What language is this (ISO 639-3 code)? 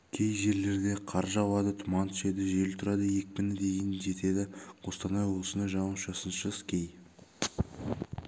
kaz